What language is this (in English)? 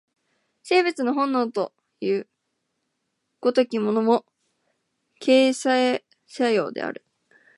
Japanese